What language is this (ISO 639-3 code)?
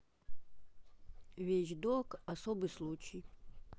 rus